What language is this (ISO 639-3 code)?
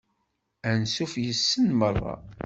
kab